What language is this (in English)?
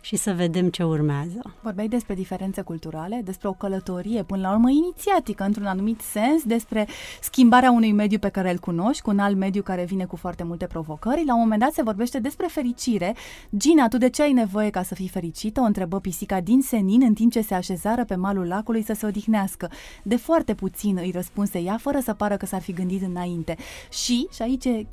Romanian